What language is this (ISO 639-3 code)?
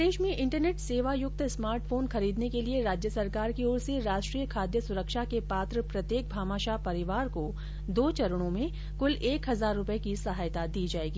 hin